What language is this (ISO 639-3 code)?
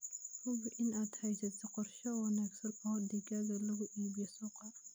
som